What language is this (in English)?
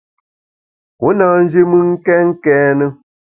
Bamun